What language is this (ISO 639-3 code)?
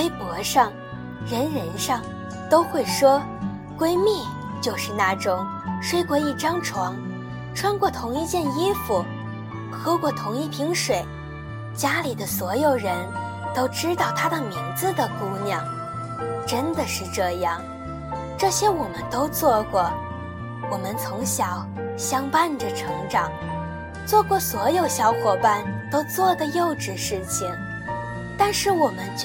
zho